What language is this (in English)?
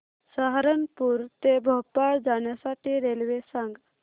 Marathi